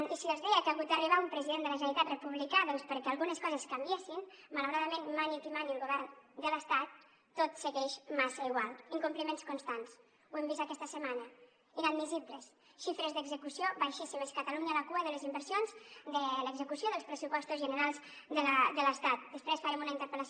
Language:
Catalan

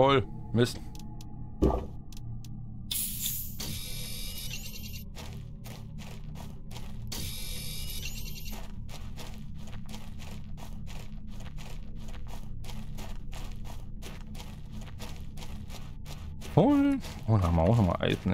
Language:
German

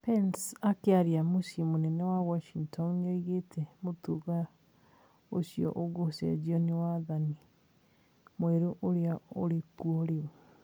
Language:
Kikuyu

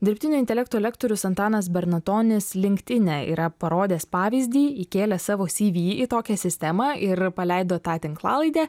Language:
Lithuanian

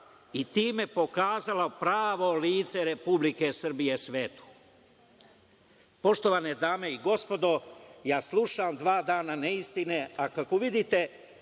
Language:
Serbian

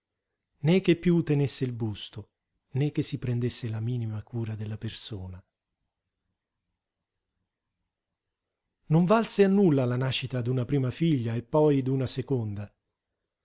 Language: Italian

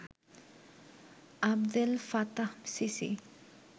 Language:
Bangla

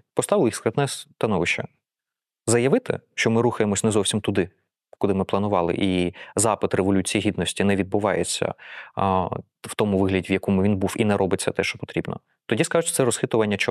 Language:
Ukrainian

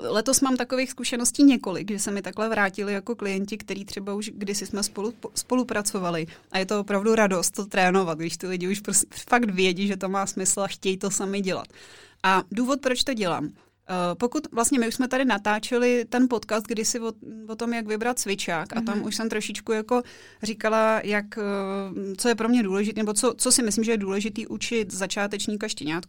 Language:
Czech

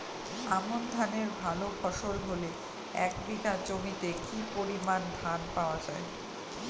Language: Bangla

